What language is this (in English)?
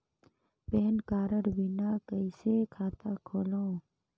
Chhattisgarhi